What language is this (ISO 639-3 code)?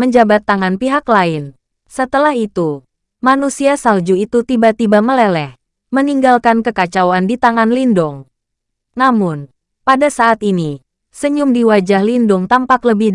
ind